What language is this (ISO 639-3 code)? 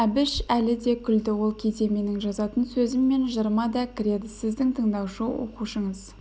kaz